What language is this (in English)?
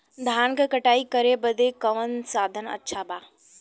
Bhojpuri